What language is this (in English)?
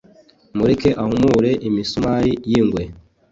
Kinyarwanda